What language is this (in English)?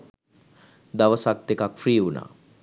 Sinhala